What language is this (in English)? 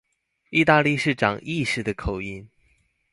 Chinese